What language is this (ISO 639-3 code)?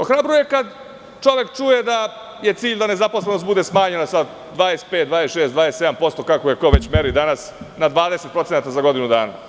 srp